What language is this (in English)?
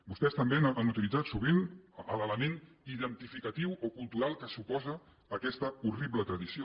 Catalan